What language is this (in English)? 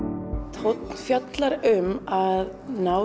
Icelandic